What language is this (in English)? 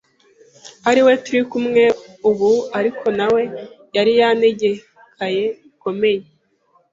Kinyarwanda